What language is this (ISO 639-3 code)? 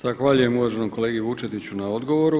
hrv